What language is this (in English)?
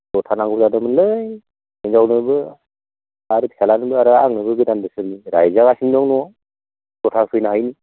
Bodo